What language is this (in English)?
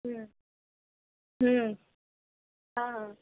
Urdu